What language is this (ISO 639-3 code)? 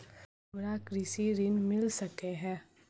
mai